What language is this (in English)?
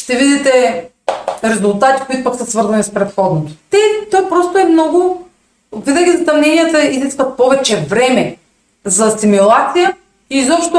Bulgarian